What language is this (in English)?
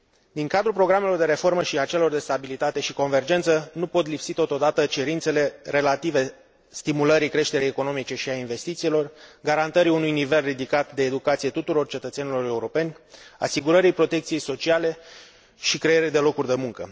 Romanian